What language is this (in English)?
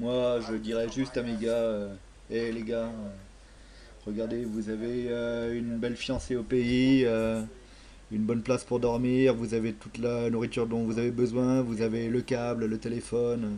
French